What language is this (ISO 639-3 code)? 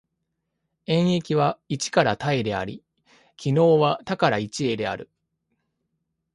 jpn